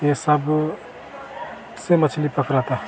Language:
Hindi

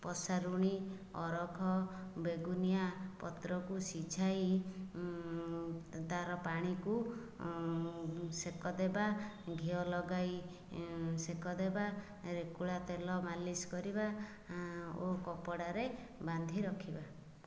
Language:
Odia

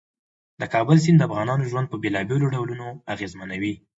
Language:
Pashto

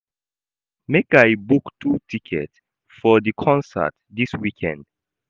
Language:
Nigerian Pidgin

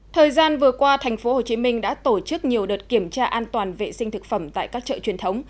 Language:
Vietnamese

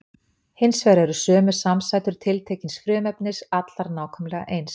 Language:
Icelandic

